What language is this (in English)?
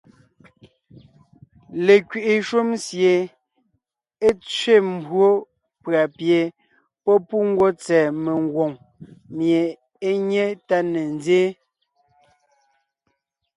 Ngiemboon